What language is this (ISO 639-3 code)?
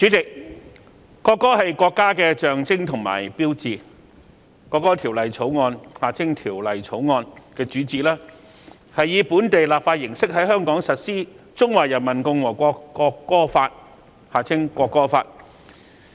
yue